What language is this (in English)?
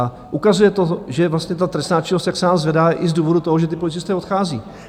Czech